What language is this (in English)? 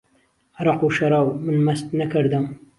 Central Kurdish